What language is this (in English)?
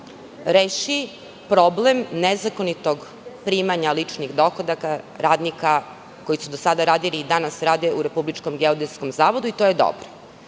Serbian